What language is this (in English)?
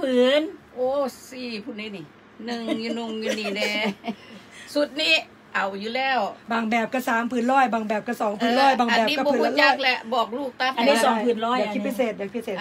Thai